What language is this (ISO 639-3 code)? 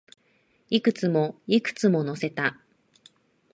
jpn